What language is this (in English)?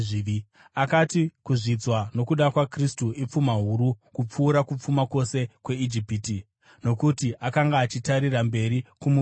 Shona